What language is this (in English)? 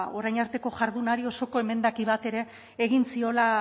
Basque